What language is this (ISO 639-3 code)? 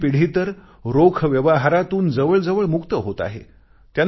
mar